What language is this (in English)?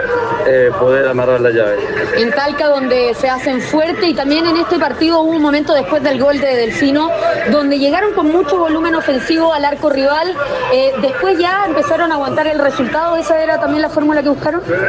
Spanish